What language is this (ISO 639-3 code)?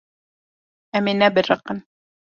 kur